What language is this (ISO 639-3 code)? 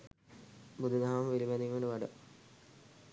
sin